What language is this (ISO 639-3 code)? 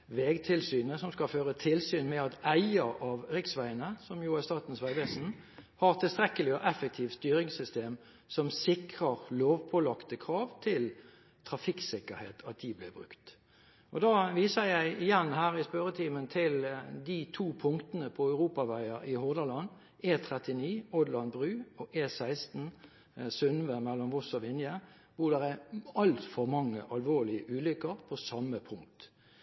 nob